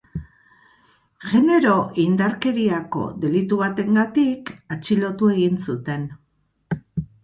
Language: Basque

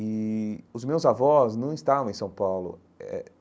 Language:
Portuguese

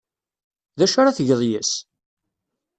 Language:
Kabyle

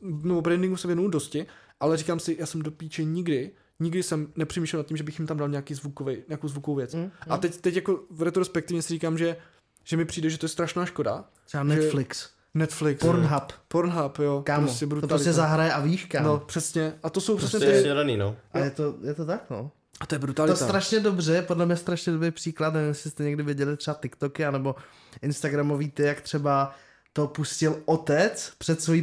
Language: Czech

